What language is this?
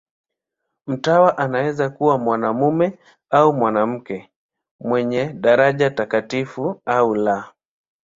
Swahili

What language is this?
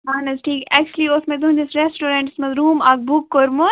Kashmiri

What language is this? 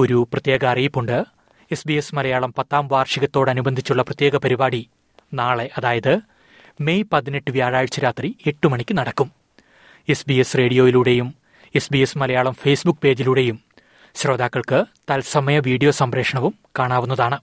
Malayalam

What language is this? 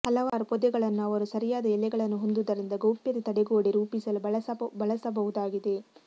Kannada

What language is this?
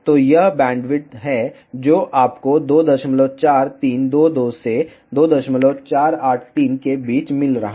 Hindi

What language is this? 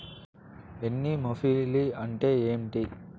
Telugu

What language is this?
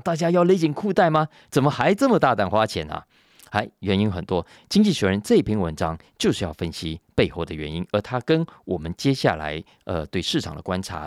Chinese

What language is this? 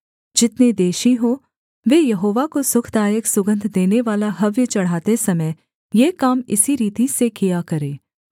Hindi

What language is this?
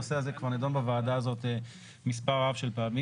Hebrew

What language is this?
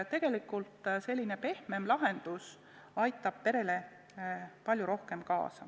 Estonian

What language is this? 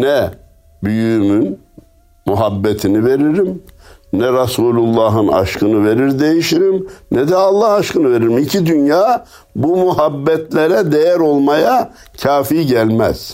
Turkish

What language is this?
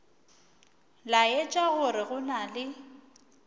Northern Sotho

